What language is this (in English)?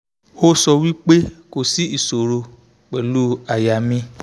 Yoruba